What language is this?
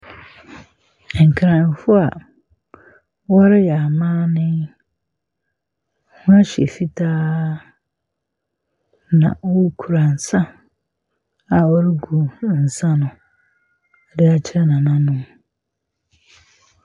Akan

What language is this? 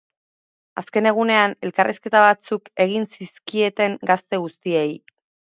Basque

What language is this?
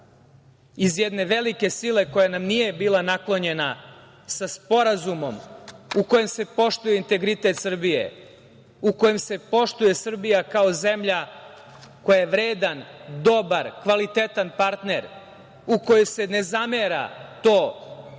Serbian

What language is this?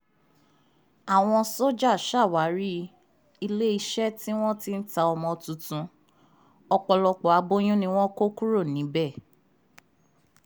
Yoruba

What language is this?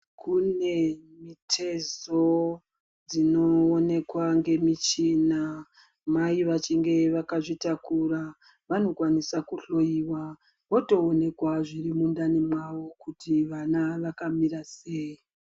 Ndau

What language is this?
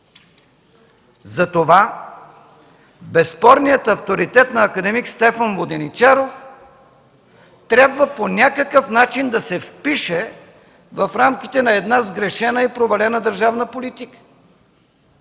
Bulgarian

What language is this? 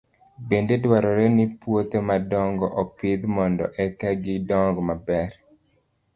Luo (Kenya and Tanzania)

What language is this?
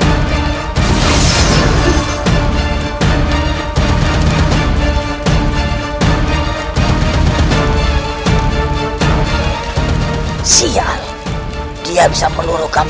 Indonesian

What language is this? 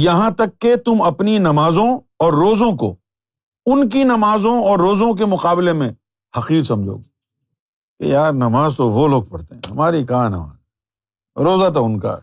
Urdu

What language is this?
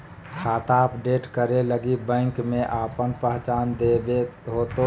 Magahi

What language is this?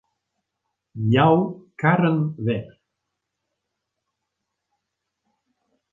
Western Frisian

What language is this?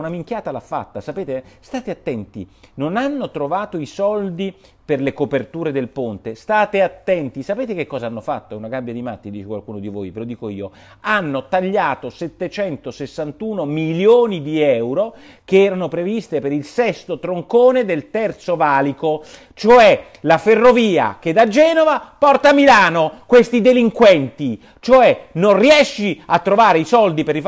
Italian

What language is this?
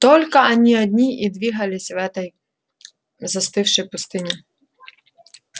Russian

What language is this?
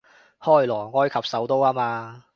Cantonese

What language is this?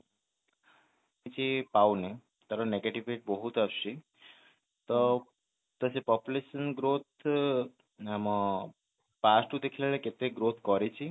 Odia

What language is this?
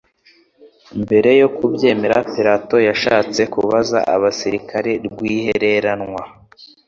Kinyarwanda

